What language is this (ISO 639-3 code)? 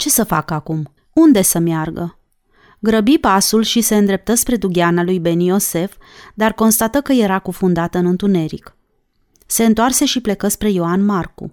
ron